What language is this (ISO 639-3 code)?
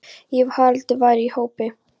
isl